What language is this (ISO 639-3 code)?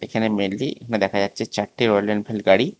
ben